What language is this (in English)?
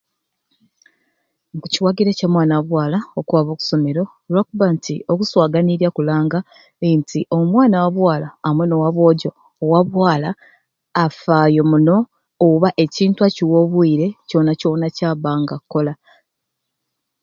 Ruuli